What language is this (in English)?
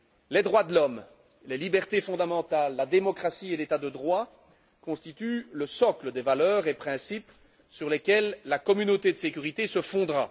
French